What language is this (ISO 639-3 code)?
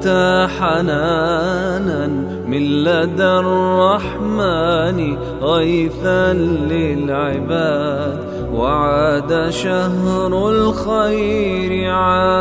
ara